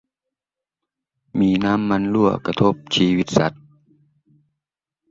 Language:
Thai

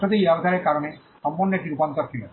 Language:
Bangla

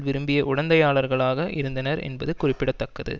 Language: Tamil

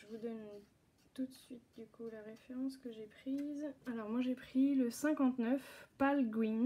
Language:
French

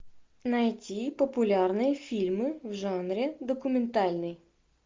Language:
Russian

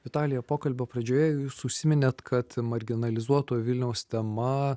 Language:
Lithuanian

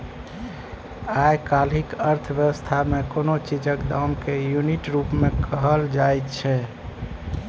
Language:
Maithili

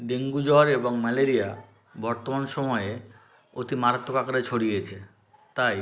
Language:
Bangla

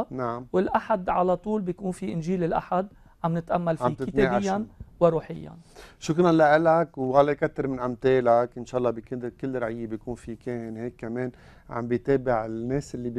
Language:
Arabic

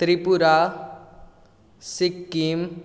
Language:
Konkani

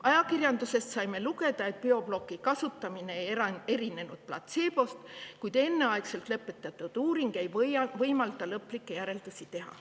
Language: Estonian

